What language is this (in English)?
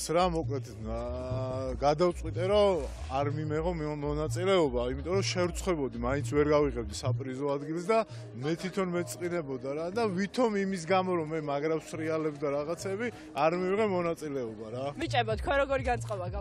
Romanian